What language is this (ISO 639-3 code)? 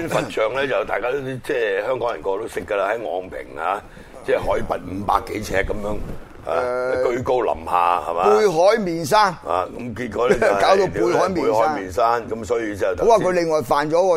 zho